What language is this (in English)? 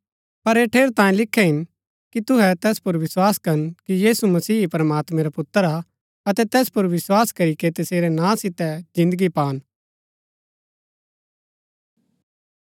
Gaddi